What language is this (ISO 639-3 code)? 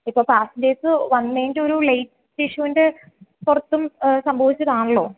mal